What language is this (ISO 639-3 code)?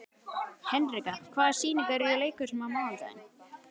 isl